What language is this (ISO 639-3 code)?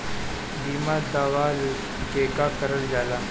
bho